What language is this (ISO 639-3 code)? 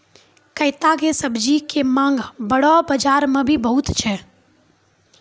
mai